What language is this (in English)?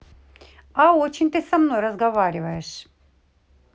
Russian